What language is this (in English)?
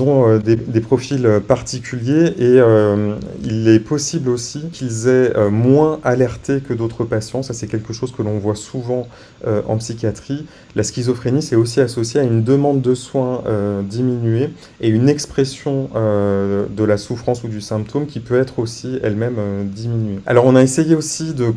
French